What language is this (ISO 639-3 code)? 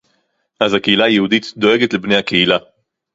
heb